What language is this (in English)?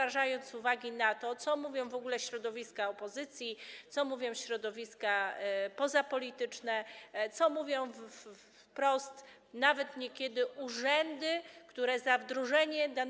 Polish